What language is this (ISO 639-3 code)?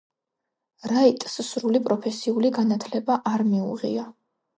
kat